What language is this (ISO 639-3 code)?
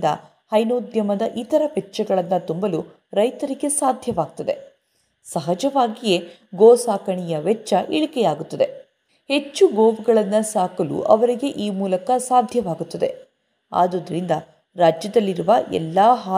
kan